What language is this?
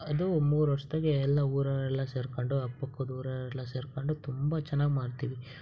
Kannada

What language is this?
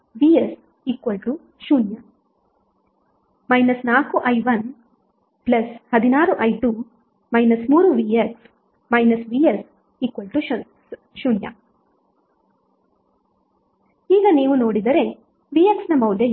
Kannada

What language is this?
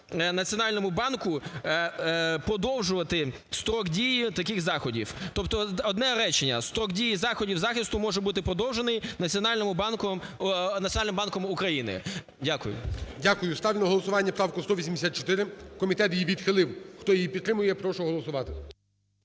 Ukrainian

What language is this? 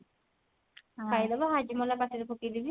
Odia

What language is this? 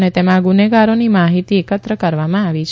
Gujarati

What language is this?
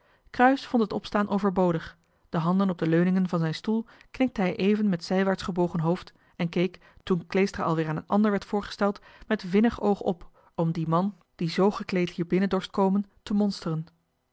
Dutch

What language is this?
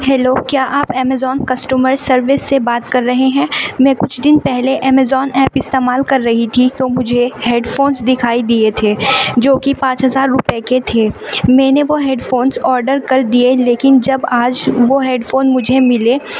Urdu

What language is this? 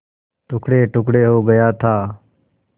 Hindi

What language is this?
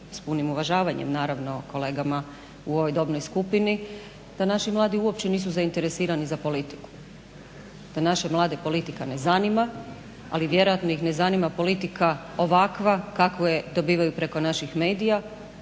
Croatian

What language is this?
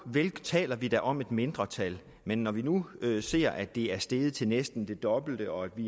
Danish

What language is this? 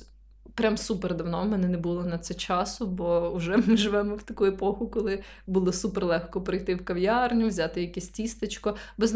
Ukrainian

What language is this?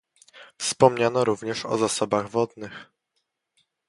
Polish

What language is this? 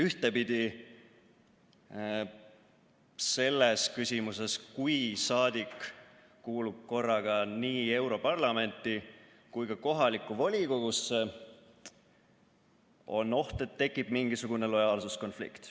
Estonian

